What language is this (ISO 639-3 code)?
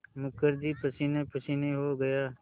hin